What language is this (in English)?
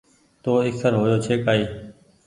Goaria